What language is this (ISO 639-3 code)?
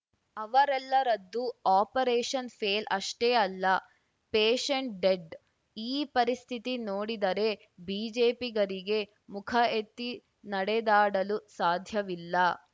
kan